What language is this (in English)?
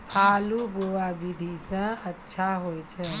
Maithili